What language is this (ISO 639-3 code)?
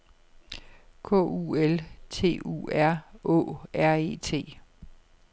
dan